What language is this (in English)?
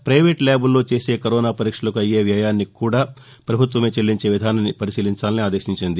Telugu